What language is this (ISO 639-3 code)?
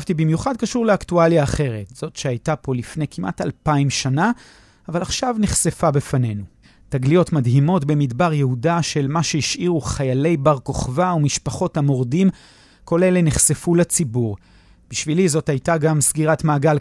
heb